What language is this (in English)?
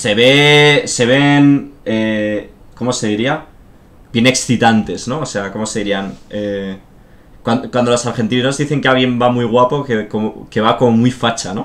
Spanish